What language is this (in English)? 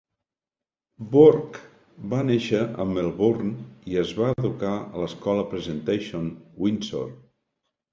Catalan